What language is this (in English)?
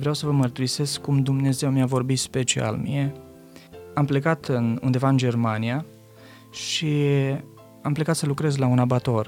Romanian